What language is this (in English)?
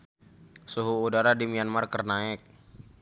Sundanese